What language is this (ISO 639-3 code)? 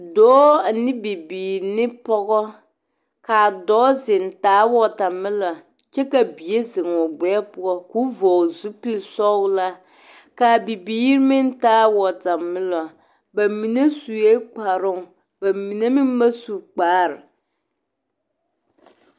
dga